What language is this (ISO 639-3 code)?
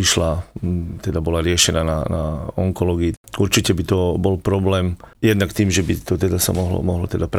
slk